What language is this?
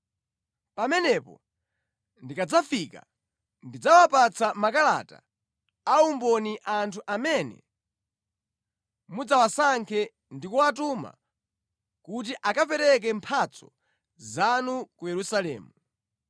Nyanja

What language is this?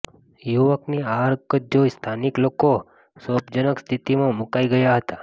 Gujarati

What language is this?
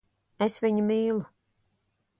Latvian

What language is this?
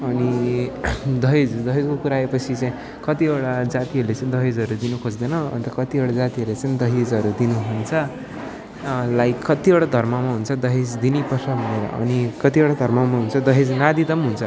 Nepali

